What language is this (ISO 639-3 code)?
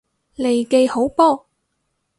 yue